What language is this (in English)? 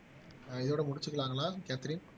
Tamil